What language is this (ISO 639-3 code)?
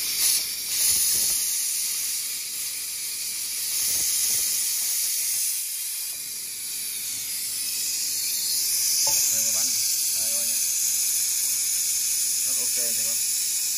vie